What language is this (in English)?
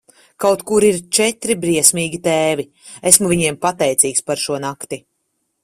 Latvian